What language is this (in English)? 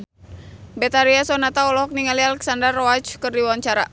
Sundanese